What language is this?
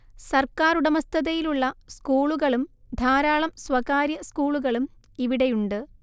Malayalam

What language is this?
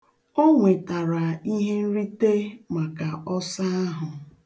Igbo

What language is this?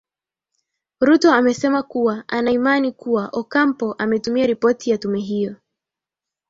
Swahili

